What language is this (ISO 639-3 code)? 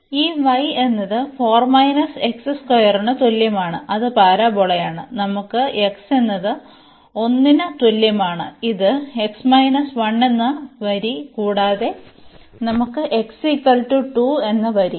mal